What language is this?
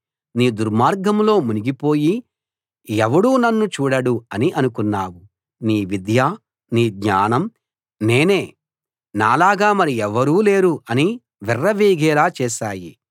Telugu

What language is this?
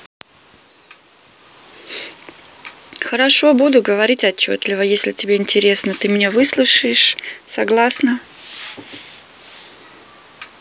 Russian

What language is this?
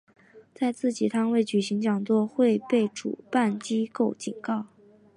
Chinese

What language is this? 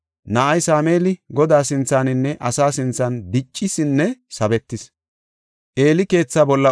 Gofa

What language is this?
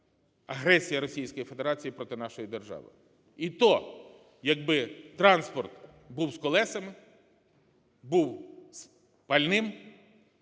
Ukrainian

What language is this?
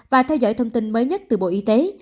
Vietnamese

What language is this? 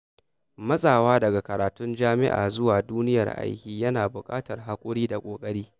Hausa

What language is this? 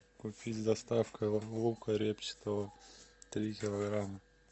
Russian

